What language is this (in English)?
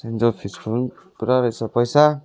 Nepali